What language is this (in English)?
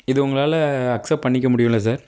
Tamil